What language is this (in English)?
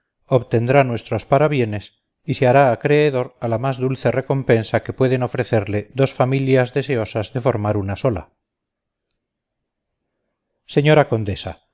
Spanish